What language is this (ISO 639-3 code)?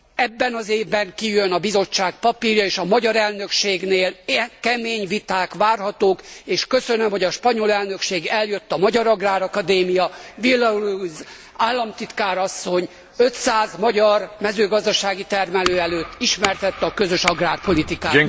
hun